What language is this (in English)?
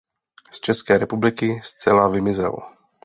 Czech